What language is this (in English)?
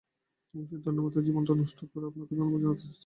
Bangla